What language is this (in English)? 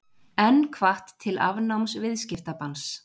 Icelandic